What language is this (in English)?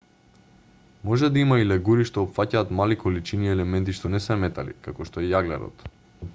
Macedonian